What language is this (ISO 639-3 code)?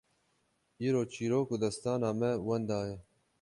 kur